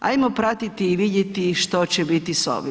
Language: Croatian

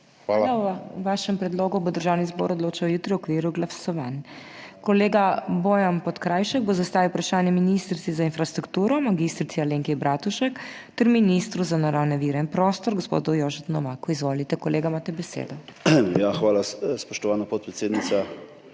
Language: Slovenian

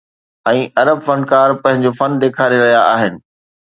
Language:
Sindhi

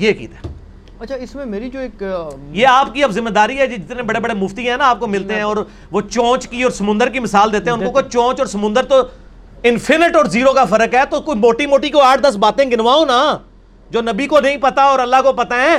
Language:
Urdu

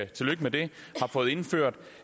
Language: Danish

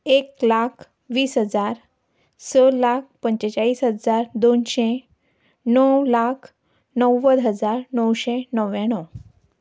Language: Konkani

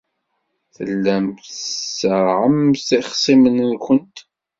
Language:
Kabyle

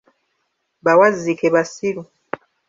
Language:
Ganda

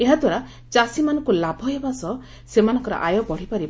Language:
Odia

